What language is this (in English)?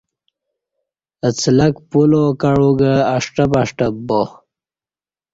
Kati